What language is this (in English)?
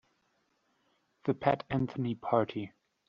English